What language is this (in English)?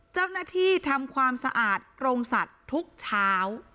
Thai